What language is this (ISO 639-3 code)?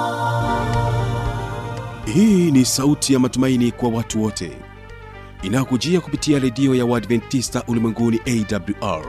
swa